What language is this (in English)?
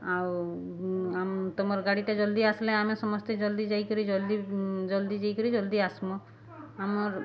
Odia